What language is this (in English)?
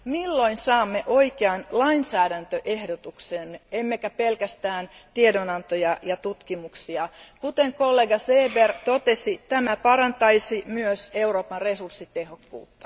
Finnish